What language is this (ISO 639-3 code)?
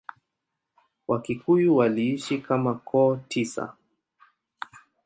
swa